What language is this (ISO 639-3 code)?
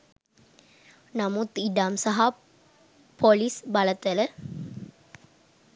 sin